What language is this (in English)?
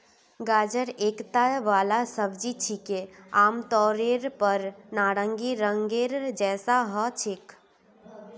Magahi